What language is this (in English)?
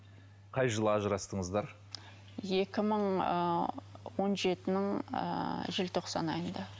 Kazakh